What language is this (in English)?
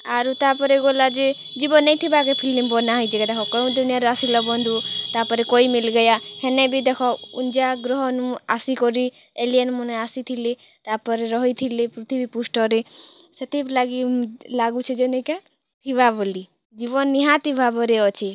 Odia